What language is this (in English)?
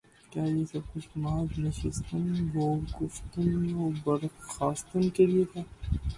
Urdu